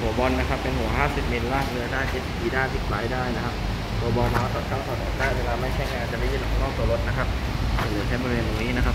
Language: Thai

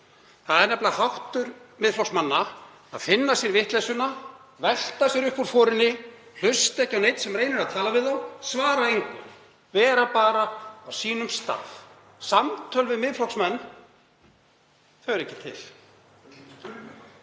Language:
Icelandic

